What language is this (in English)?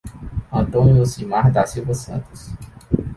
Portuguese